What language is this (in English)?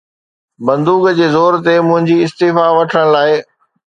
Sindhi